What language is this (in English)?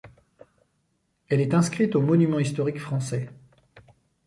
French